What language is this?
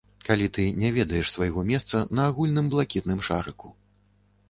Belarusian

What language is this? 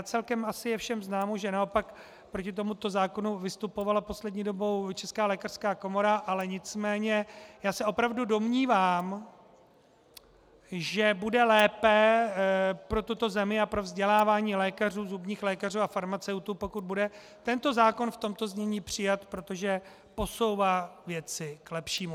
Czech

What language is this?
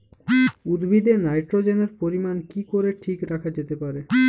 Bangla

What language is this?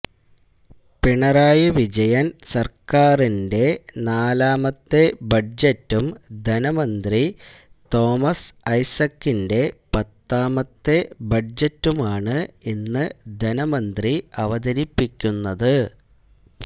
Malayalam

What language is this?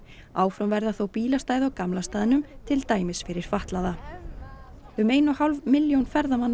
Icelandic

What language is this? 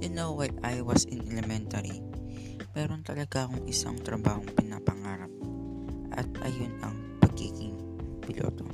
Filipino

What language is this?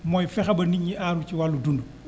Wolof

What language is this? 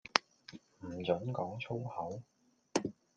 Cantonese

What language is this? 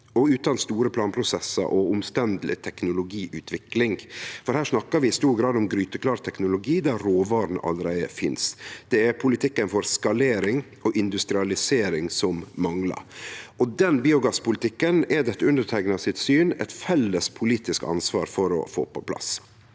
Norwegian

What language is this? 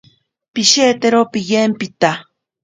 Ashéninka Perené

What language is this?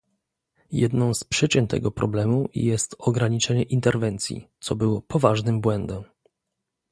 Polish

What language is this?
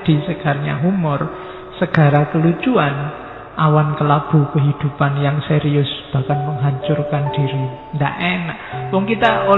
Indonesian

